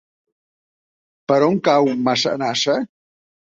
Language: Catalan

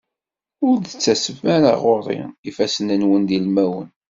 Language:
Kabyle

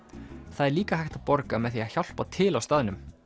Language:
Icelandic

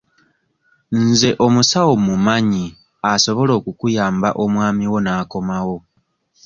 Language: Ganda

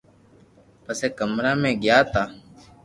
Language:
Loarki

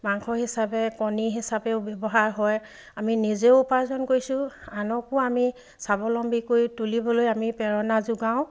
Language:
Assamese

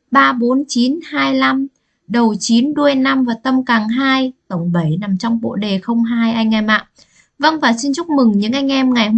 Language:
Vietnamese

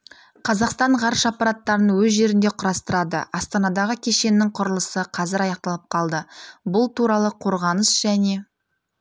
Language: Kazakh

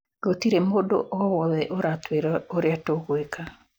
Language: Kikuyu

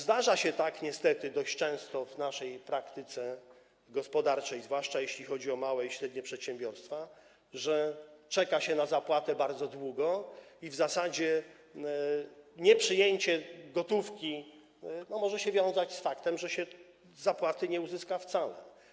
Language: Polish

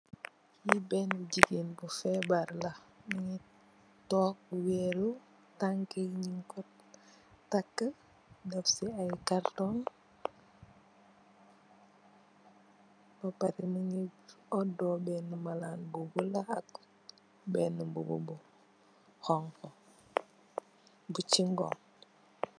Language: Wolof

